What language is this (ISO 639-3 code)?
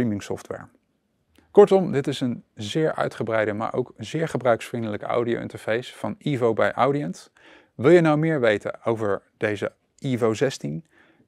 nld